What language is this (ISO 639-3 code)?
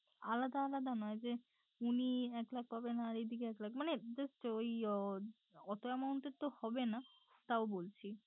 ben